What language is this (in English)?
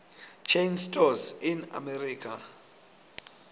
Swati